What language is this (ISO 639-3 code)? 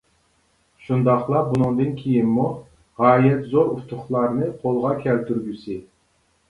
uig